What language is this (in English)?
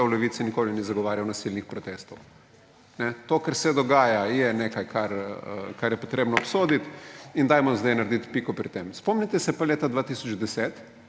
Slovenian